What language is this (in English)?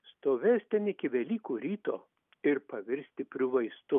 Lithuanian